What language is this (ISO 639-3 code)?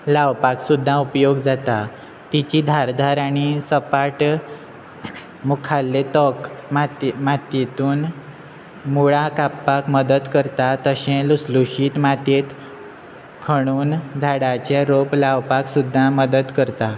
kok